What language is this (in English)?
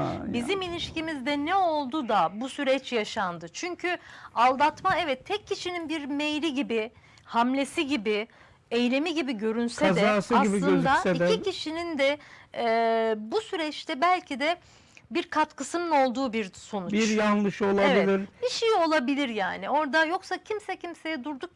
Turkish